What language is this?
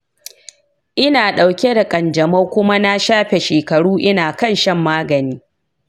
Hausa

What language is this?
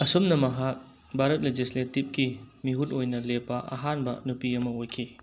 Manipuri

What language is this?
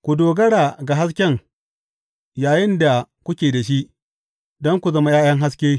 Hausa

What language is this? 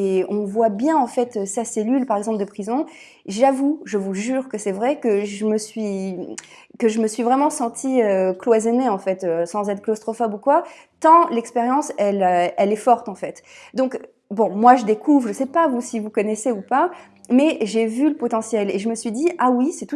French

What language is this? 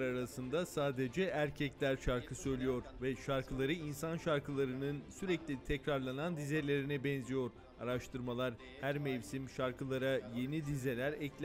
Turkish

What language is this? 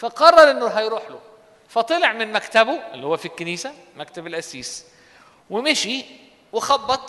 Arabic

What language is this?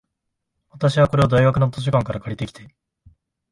Japanese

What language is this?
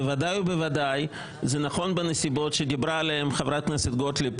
Hebrew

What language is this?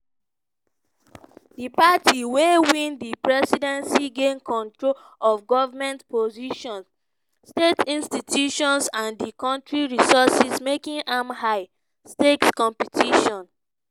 Nigerian Pidgin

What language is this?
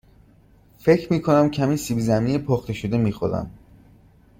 Persian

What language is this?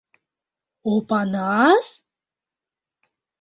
Mari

